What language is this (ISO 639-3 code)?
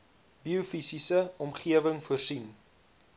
afr